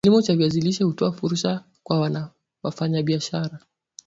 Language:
Swahili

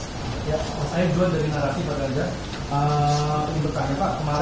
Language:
Indonesian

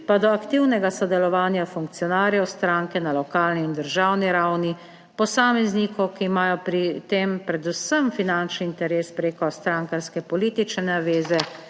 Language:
Slovenian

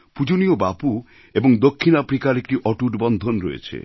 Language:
Bangla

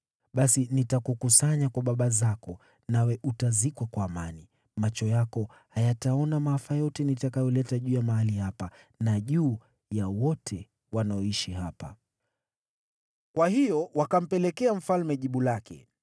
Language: Swahili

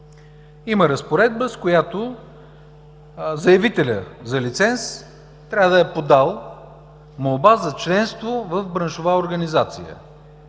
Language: Bulgarian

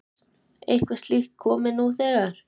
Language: Icelandic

